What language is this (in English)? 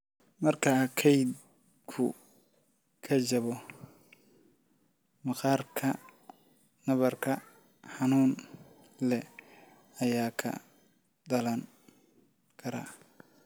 Somali